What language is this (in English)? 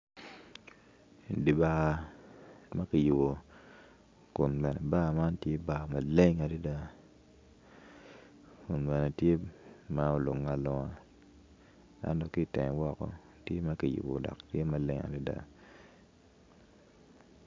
Acoli